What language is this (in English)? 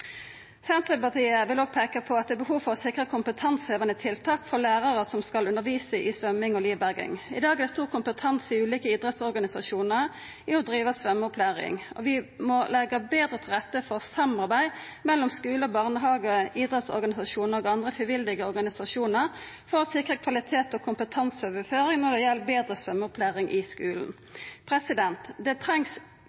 Norwegian Nynorsk